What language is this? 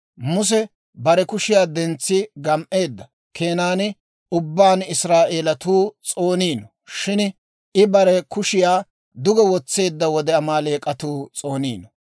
Dawro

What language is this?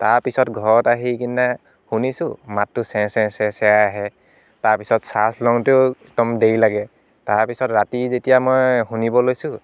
Assamese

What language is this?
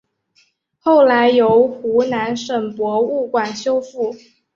Chinese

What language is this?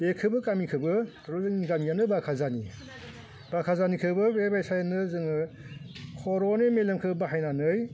Bodo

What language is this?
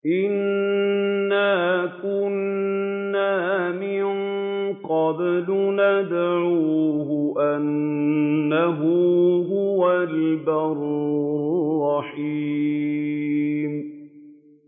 Arabic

